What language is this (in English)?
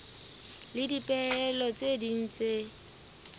Southern Sotho